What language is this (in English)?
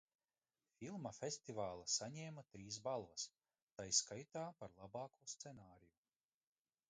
Latvian